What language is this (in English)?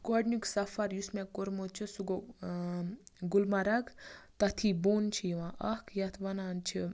Kashmiri